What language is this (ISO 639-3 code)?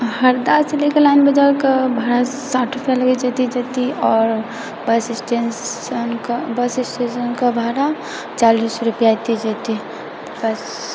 mai